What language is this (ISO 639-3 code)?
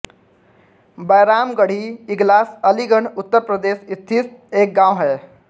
hin